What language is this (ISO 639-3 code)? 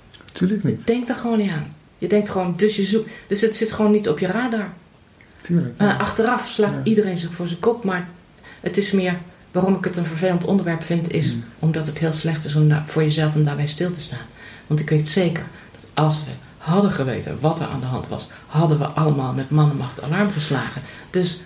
nld